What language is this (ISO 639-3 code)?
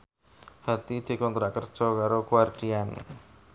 jav